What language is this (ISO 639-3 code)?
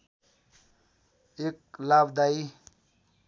nep